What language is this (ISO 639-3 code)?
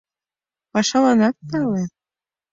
chm